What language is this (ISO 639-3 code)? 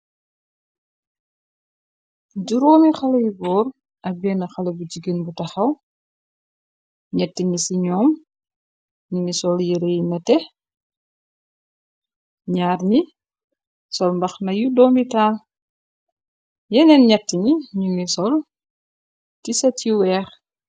wol